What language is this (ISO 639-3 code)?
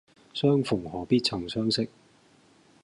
yue